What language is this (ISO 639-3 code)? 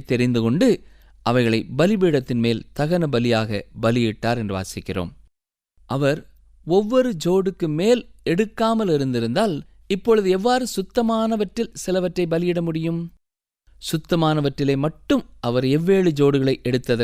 tam